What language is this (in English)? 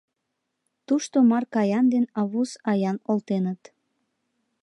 Mari